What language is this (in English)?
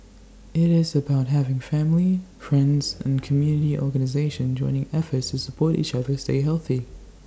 English